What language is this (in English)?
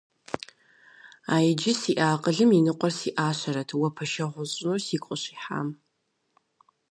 Kabardian